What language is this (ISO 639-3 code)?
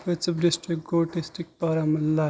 kas